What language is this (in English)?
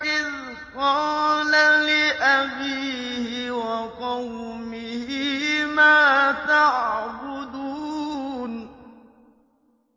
Arabic